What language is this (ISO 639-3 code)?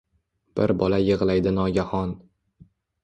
uzb